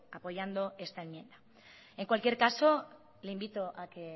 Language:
Spanish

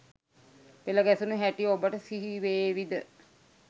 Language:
Sinhala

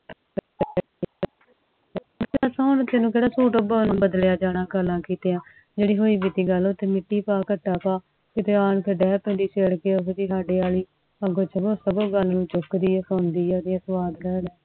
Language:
Punjabi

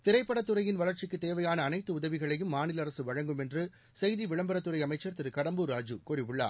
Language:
Tamil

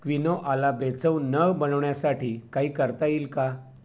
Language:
Marathi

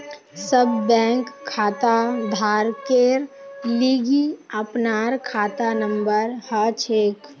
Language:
Magahi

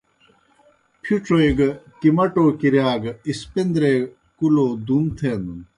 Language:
Kohistani Shina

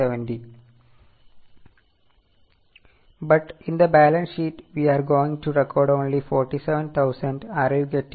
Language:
Malayalam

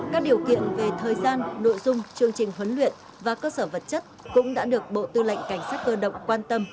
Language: Vietnamese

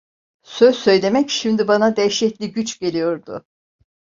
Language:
Turkish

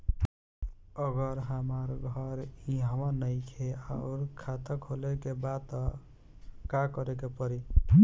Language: Bhojpuri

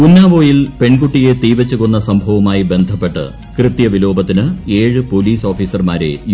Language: Malayalam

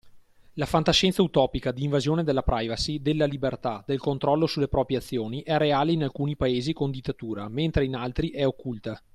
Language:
Italian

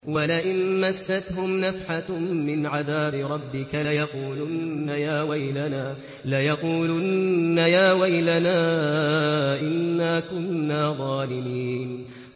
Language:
Arabic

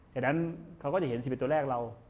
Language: Thai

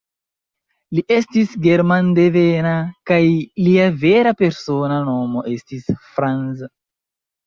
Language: Esperanto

